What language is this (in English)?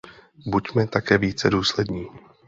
Czech